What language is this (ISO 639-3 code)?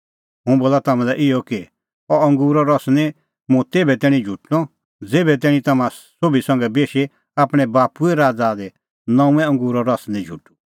kfx